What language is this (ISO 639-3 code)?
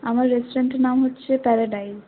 ben